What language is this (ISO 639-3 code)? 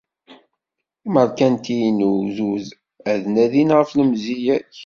kab